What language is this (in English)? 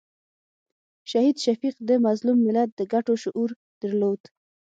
Pashto